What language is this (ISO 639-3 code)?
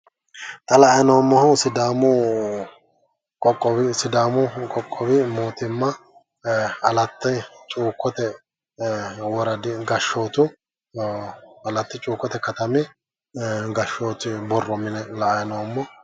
sid